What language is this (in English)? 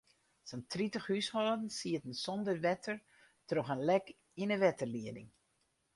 Western Frisian